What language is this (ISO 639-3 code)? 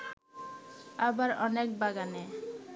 ben